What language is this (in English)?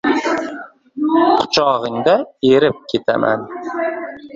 Uzbek